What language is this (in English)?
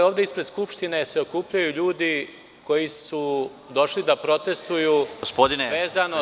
Serbian